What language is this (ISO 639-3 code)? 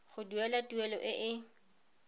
tsn